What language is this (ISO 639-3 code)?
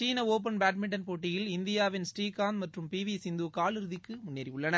tam